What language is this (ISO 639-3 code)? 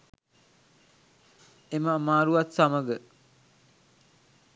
sin